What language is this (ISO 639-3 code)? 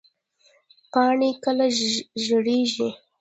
pus